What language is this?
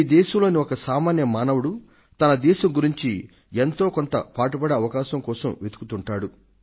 Telugu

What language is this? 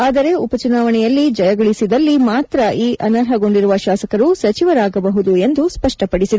Kannada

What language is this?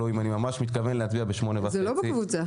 Hebrew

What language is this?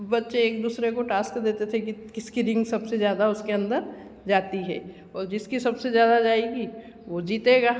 Hindi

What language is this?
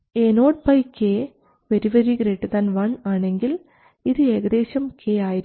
Malayalam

